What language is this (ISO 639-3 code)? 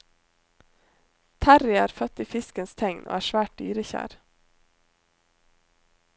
nor